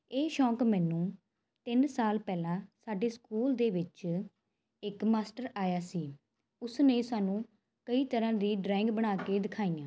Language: Punjabi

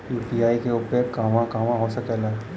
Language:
Bhojpuri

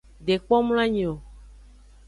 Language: Aja (Benin)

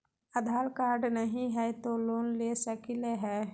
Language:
Magahi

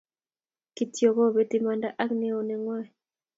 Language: Kalenjin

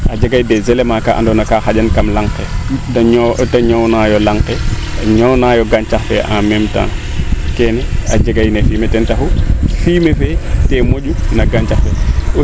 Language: Serer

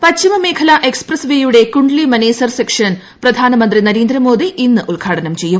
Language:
Malayalam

